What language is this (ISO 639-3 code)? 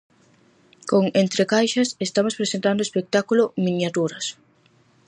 glg